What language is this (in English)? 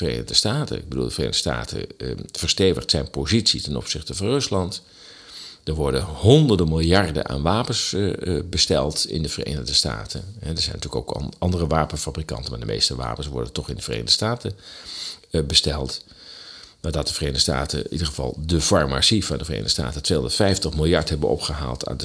Dutch